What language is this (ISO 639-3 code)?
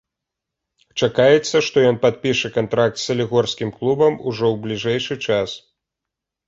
bel